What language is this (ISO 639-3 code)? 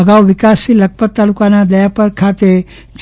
guj